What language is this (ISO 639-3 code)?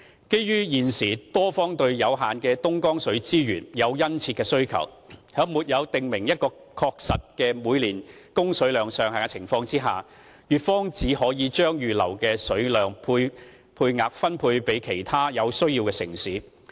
yue